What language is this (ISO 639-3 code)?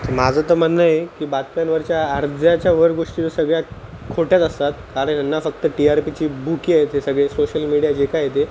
mar